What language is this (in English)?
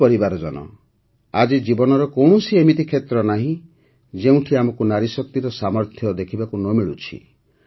Odia